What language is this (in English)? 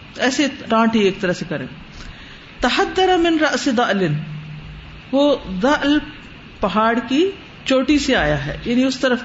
Urdu